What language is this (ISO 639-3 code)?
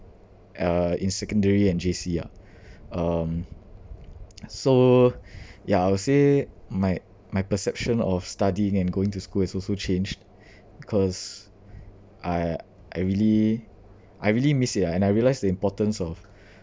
eng